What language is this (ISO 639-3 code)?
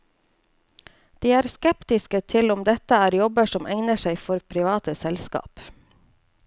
nor